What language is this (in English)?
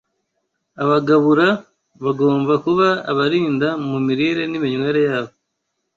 Kinyarwanda